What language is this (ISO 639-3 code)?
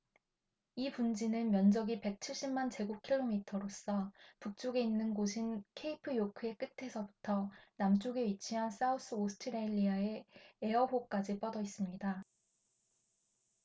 kor